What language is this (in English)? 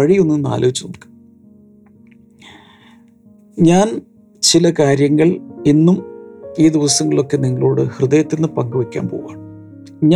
Malayalam